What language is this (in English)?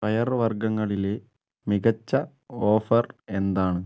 Malayalam